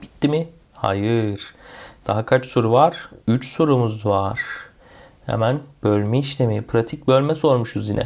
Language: Turkish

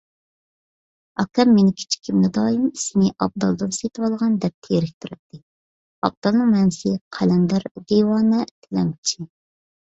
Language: Uyghur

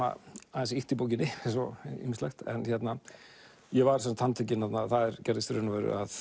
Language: Icelandic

